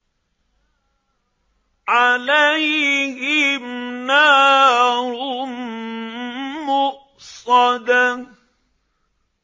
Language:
Arabic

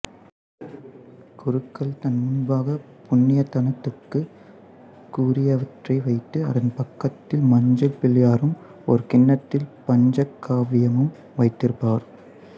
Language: Tamil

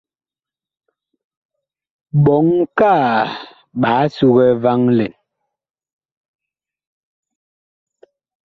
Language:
Bakoko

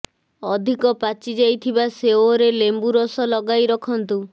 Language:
Odia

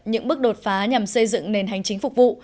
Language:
Vietnamese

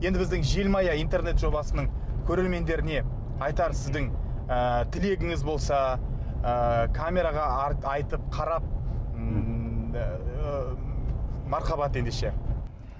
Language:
Kazakh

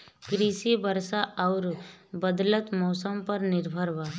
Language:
Bhojpuri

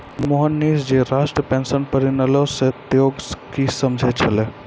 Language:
Maithili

